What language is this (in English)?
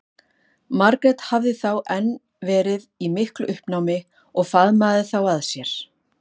Icelandic